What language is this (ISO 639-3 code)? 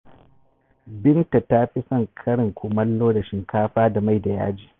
hau